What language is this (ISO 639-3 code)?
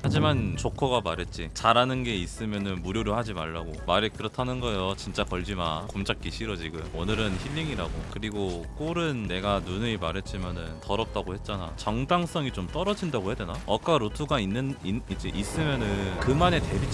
kor